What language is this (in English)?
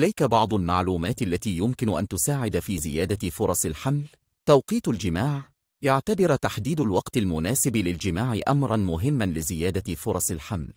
Arabic